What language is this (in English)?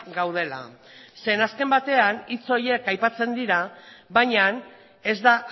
Basque